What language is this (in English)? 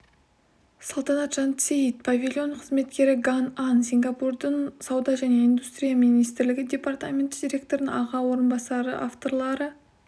Kazakh